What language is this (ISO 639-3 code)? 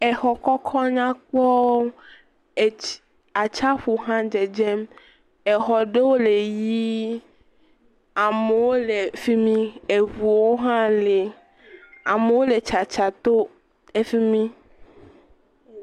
ewe